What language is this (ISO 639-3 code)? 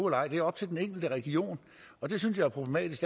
dan